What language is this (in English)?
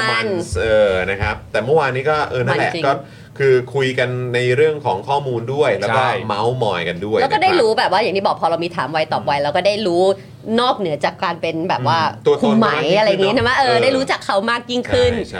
Thai